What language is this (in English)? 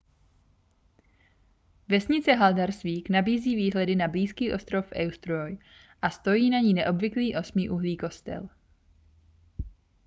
Czech